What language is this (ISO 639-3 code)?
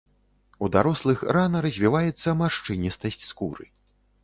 bel